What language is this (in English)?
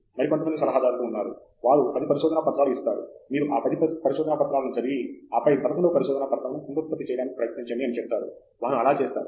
Telugu